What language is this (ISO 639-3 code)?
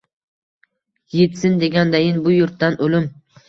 uzb